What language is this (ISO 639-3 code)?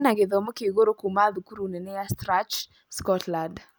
kik